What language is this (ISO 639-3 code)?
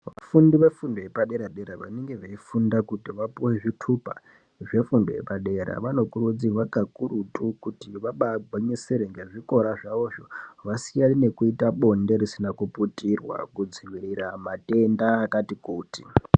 ndc